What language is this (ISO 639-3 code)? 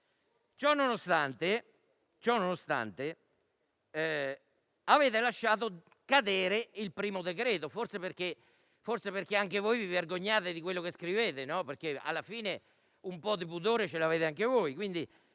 ita